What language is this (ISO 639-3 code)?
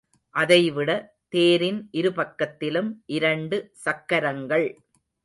tam